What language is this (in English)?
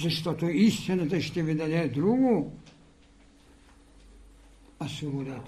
Bulgarian